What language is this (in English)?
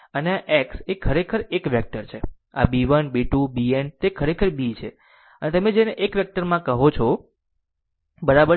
Gujarati